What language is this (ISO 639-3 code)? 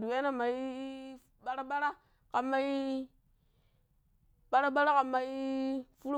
pip